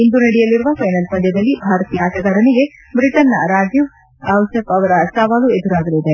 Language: Kannada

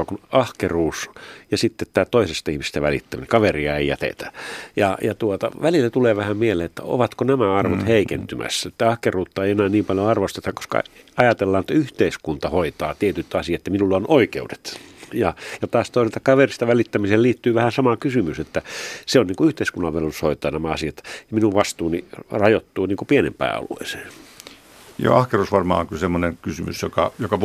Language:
Finnish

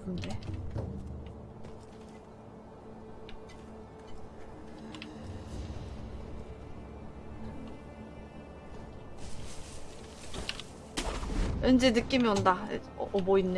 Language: Korean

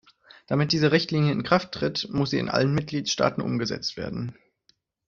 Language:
German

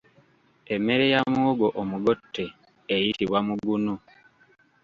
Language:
Ganda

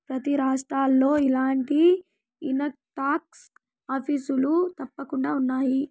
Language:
Telugu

